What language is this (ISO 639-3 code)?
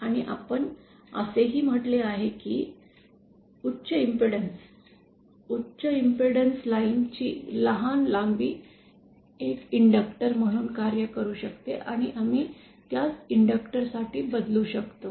mar